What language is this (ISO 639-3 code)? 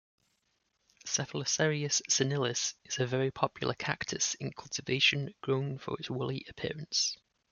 eng